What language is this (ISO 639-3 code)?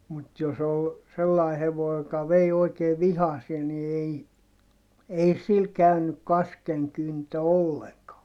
fin